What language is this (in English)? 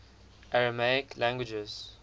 English